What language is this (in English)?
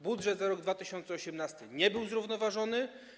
Polish